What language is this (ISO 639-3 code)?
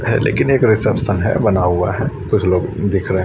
hin